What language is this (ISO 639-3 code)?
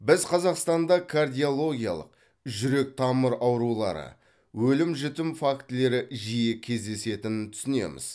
kaz